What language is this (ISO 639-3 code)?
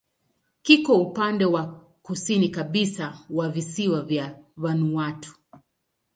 swa